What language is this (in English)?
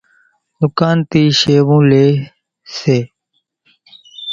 Kachi Koli